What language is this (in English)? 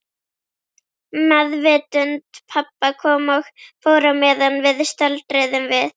Icelandic